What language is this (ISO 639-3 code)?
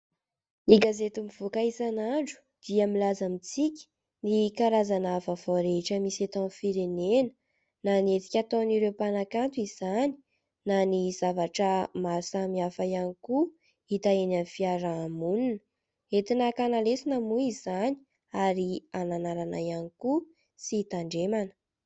mlg